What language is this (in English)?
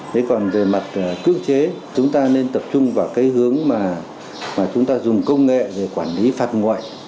Vietnamese